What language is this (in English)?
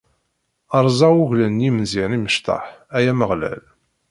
Kabyle